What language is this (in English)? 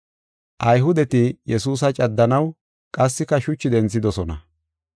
Gofa